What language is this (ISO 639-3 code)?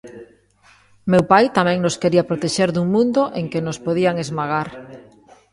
glg